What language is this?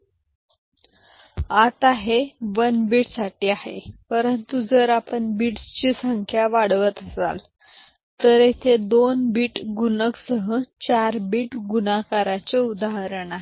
Marathi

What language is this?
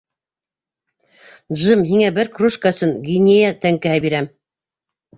Bashkir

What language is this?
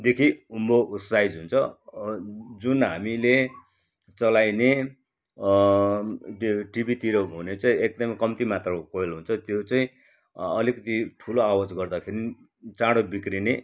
Nepali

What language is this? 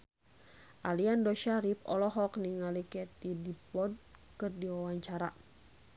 Sundanese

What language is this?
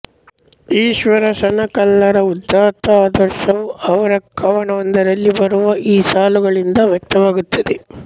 Kannada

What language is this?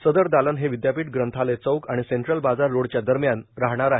Marathi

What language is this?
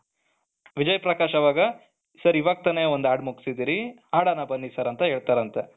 Kannada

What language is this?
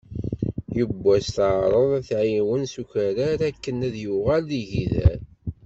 Kabyle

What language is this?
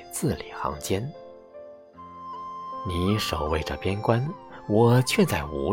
Chinese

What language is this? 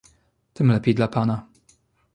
Polish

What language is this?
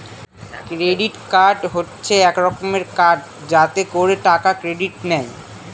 Bangla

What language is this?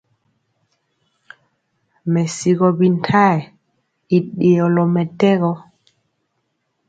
Mpiemo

